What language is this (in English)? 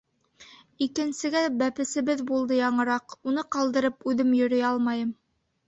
Bashkir